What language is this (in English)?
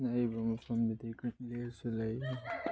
Manipuri